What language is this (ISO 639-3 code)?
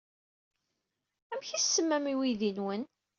kab